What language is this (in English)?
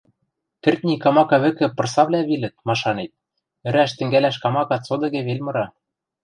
Western Mari